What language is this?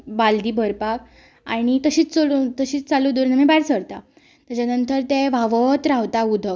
Konkani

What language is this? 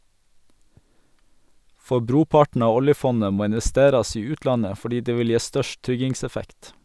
Norwegian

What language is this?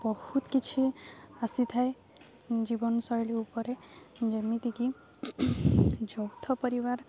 Odia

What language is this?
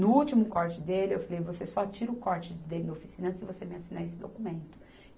Portuguese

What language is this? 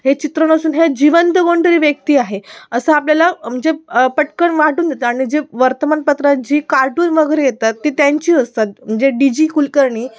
Marathi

